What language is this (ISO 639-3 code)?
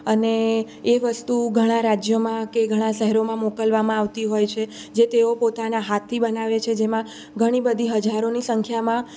guj